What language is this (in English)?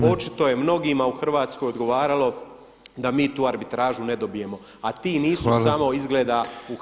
Croatian